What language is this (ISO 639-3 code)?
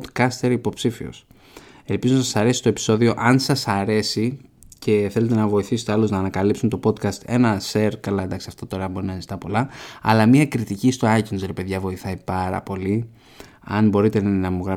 ell